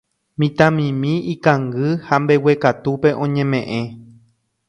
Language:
Guarani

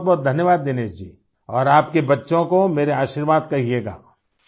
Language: Urdu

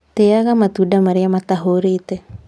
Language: Kikuyu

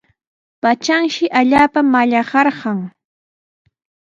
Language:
Sihuas Ancash Quechua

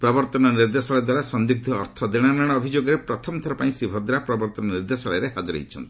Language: Odia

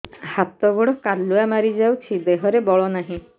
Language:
Odia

